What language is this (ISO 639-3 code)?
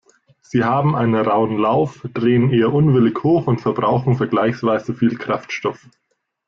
deu